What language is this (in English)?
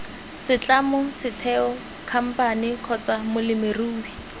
Tswana